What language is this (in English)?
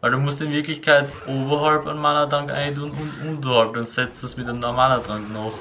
German